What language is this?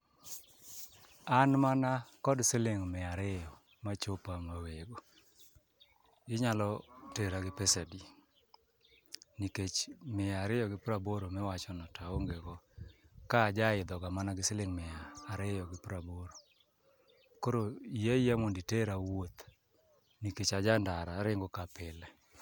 Luo (Kenya and Tanzania)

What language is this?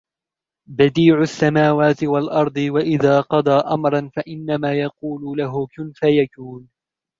Arabic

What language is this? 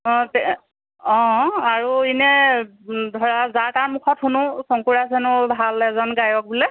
Assamese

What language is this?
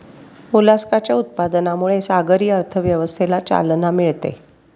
Marathi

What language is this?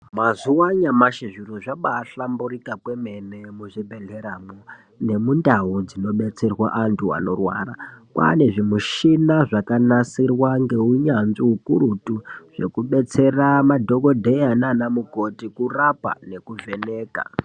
Ndau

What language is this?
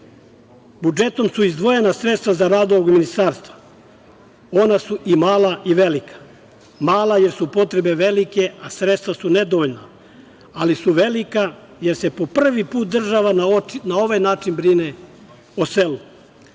Serbian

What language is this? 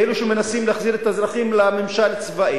Hebrew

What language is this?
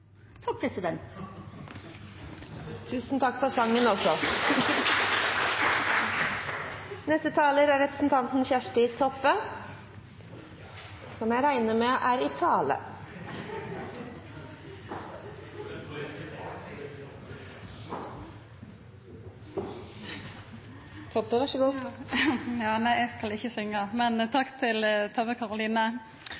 Norwegian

